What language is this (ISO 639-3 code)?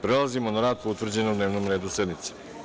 srp